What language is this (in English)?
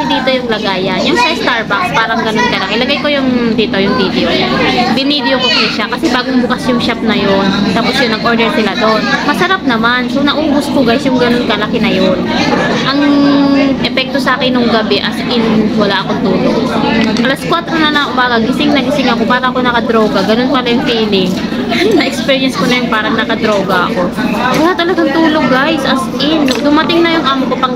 Filipino